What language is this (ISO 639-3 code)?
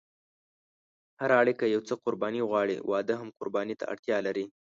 pus